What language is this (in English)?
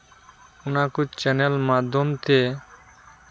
Santali